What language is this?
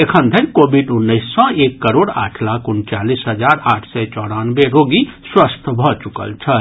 Maithili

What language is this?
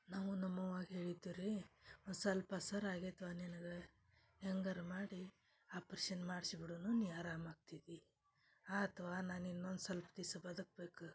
Kannada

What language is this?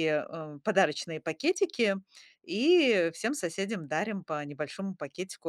Russian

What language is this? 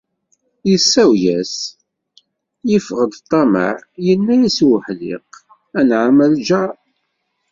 Kabyle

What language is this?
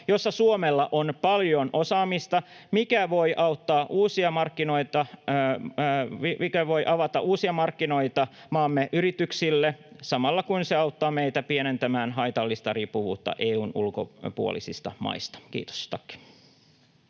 Finnish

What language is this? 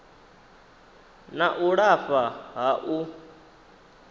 Venda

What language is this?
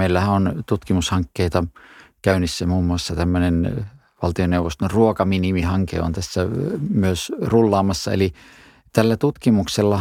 Finnish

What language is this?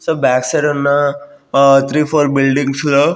Telugu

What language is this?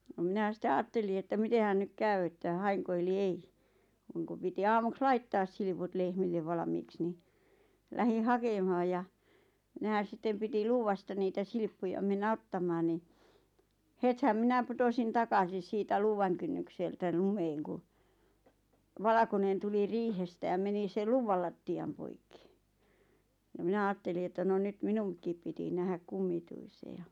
Finnish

